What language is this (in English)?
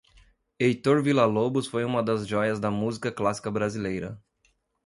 Portuguese